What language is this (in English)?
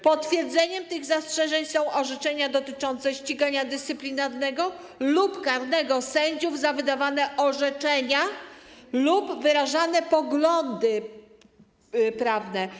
Polish